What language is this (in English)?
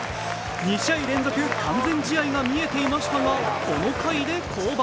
Japanese